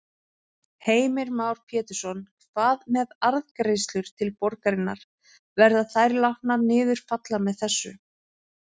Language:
Icelandic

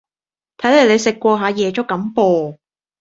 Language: Cantonese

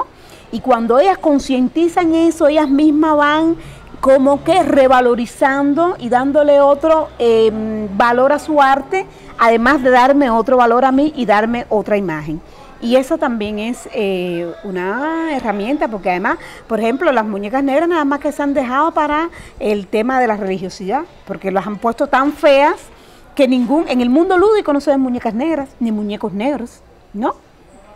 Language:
Spanish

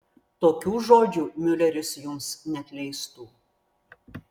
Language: Lithuanian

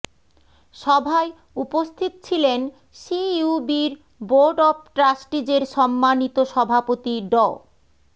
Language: Bangla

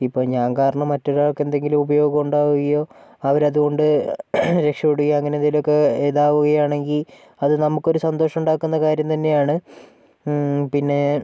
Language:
Malayalam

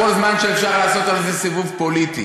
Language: Hebrew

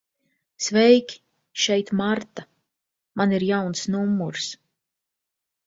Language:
Latvian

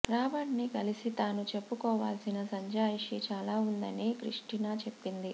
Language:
Telugu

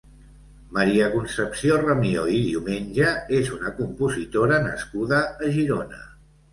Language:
Catalan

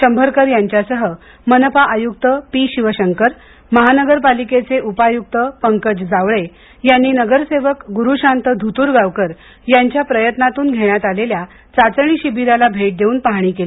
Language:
Marathi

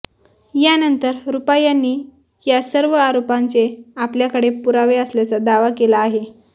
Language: Marathi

